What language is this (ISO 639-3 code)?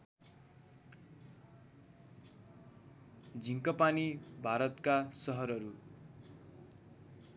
nep